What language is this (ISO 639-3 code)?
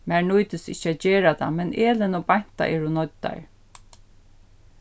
fao